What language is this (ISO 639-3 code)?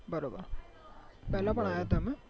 guj